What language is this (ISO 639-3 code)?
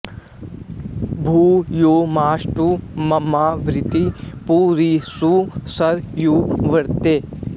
san